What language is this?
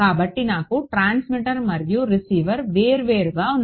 Telugu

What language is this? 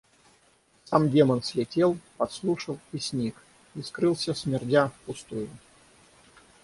Russian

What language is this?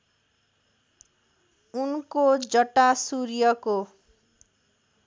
Nepali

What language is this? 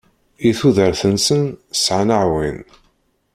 Kabyle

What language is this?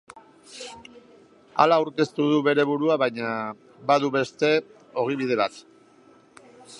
Basque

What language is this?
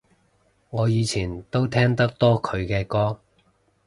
Cantonese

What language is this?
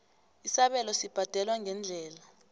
South Ndebele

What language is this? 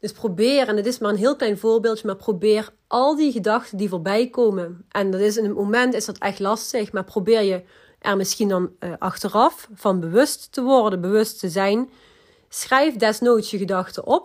Dutch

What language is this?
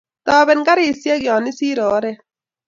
Kalenjin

